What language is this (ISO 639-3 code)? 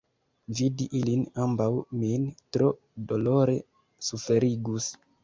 epo